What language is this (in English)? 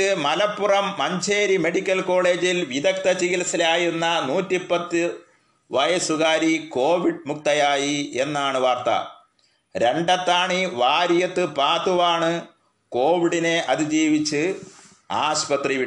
Malayalam